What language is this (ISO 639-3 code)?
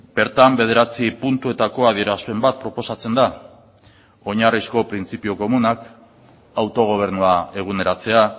eus